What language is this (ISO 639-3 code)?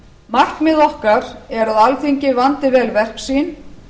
isl